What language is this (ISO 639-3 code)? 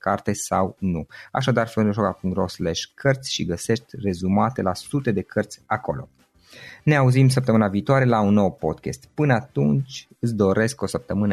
ron